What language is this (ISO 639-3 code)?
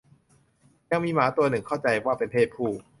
tha